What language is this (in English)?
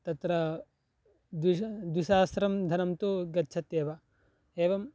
Sanskrit